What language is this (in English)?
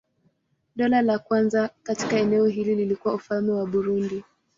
Swahili